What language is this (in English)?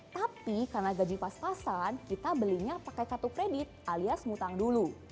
Indonesian